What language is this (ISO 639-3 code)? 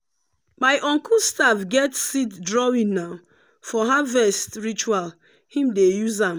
pcm